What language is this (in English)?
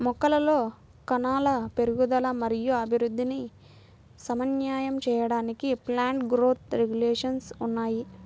Telugu